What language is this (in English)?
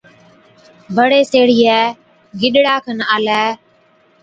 Od